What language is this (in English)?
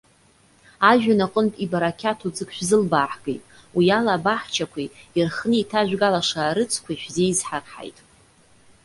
Abkhazian